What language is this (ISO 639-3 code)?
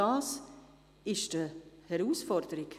gsw